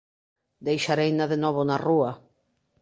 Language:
Galician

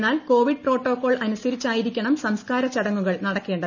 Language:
Malayalam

